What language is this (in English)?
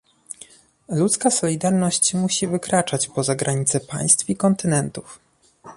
Polish